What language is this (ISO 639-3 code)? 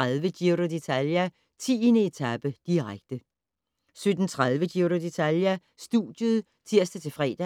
dan